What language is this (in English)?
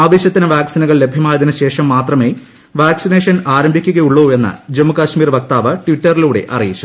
Malayalam